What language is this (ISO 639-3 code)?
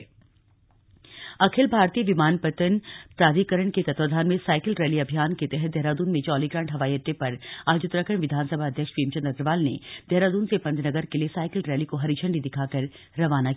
hin